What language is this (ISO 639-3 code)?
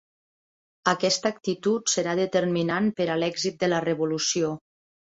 cat